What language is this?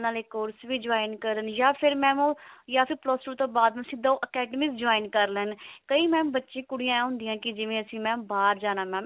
Punjabi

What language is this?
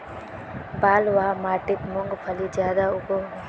Magahi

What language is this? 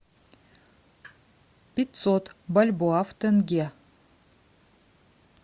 Russian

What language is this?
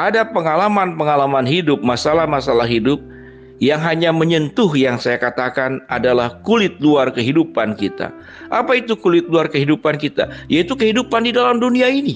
Indonesian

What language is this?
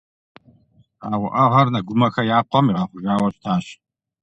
Kabardian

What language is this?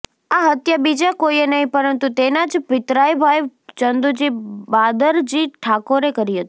Gujarati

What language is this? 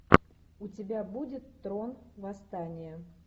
Russian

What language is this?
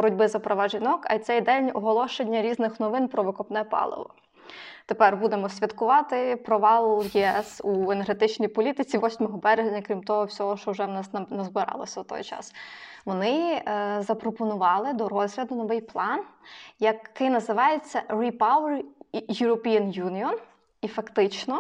Ukrainian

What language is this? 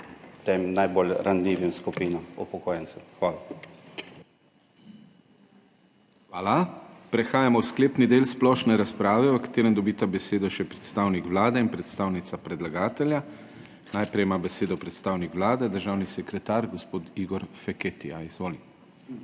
Slovenian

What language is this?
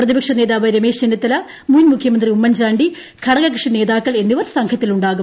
Malayalam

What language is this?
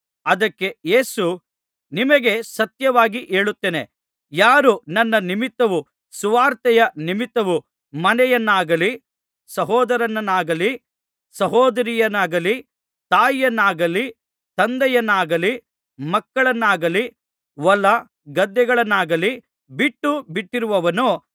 Kannada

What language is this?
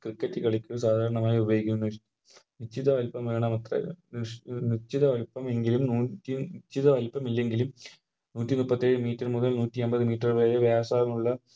Malayalam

